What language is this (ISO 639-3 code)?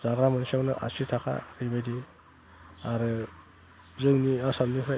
brx